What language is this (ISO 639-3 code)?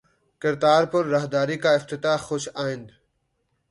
urd